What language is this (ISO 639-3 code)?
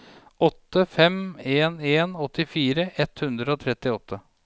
nor